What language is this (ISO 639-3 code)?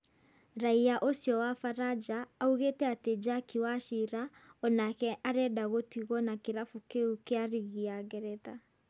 kik